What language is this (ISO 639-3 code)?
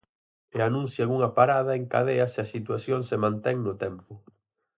glg